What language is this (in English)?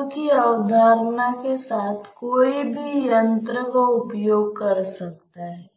Hindi